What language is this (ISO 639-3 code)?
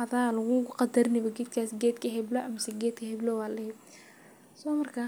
som